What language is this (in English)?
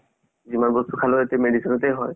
Assamese